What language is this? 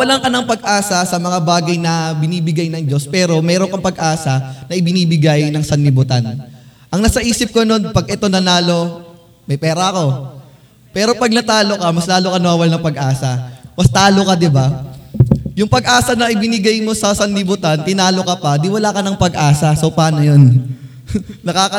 Filipino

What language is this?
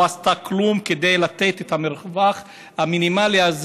Hebrew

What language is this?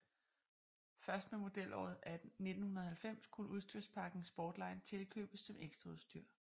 Danish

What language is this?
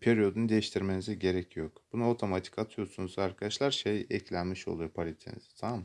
Turkish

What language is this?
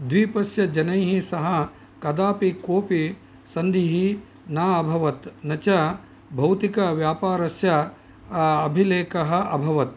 Sanskrit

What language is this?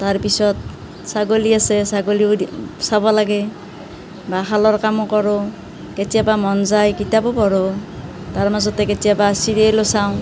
Assamese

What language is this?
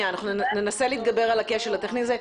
Hebrew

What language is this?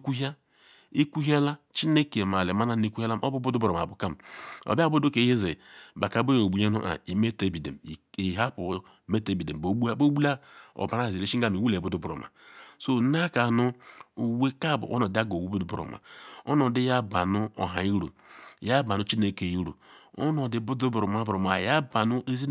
Ikwere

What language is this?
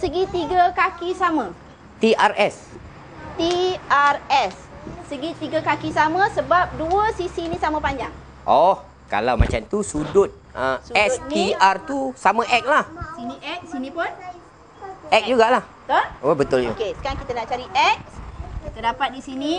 Malay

